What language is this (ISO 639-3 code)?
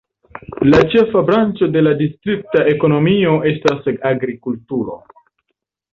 epo